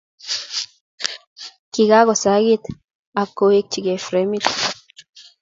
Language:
Kalenjin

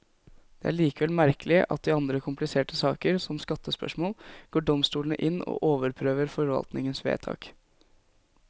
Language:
Norwegian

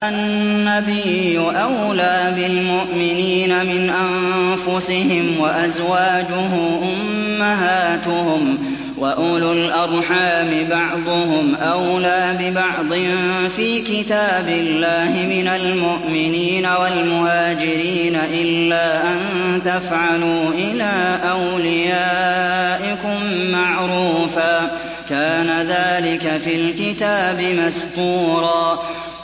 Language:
Arabic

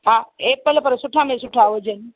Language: Sindhi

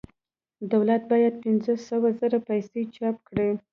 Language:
Pashto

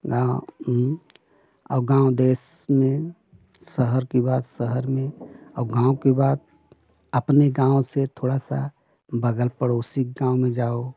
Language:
Hindi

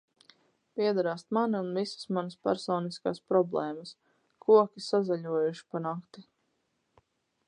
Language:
Latvian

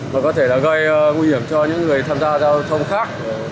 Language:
Vietnamese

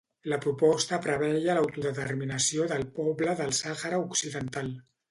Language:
Catalan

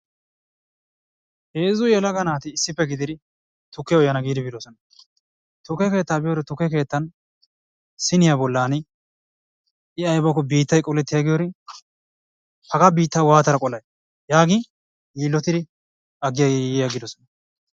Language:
Wolaytta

